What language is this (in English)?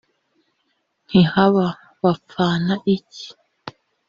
Kinyarwanda